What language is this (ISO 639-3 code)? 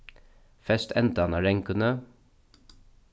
fao